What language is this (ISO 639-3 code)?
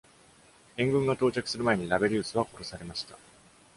jpn